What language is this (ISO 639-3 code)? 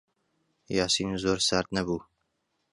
ckb